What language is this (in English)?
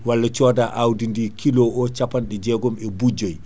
Fula